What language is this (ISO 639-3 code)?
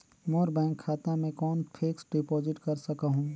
hne